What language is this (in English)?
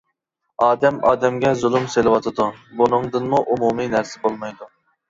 Uyghur